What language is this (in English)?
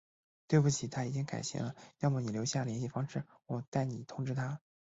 Chinese